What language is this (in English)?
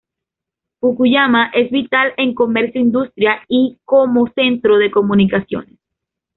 Spanish